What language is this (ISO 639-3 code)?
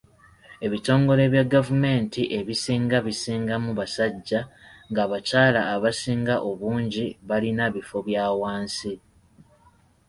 lug